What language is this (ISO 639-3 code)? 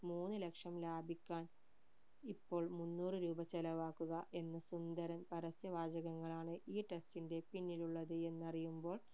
mal